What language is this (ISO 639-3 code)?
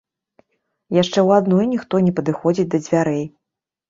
bel